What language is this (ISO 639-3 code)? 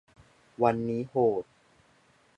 tha